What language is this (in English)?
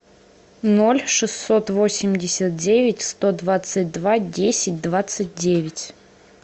Russian